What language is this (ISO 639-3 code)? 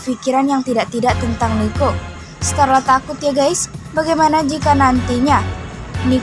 ind